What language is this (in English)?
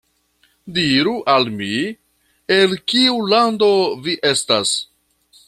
Esperanto